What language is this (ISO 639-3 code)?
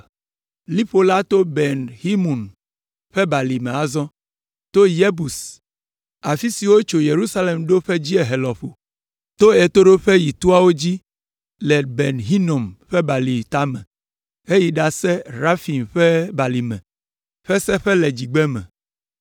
ewe